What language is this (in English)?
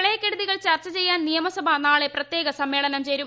Malayalam